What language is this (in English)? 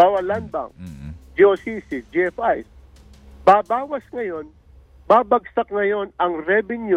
Filipino